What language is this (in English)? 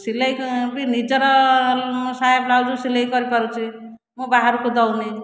Odia